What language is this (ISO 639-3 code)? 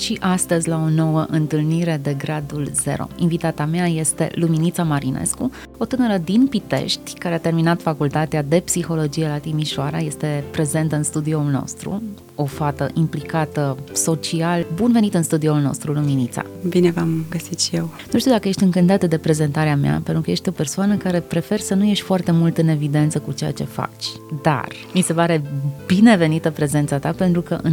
ron